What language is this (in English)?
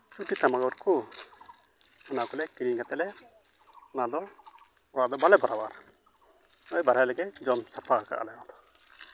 Santali